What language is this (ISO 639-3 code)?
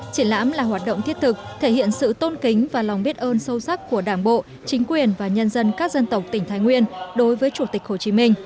vie